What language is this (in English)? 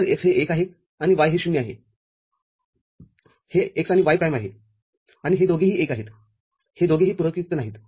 Marathi